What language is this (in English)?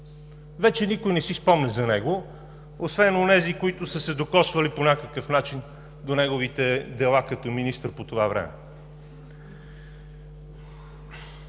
Bulgarian